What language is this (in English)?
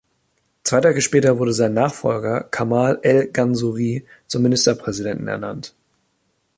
German